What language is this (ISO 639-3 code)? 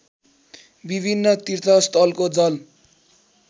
nep